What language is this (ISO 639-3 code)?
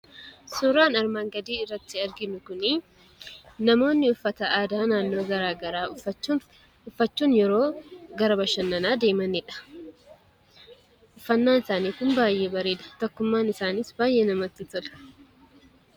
orm